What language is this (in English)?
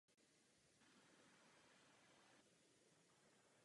Czech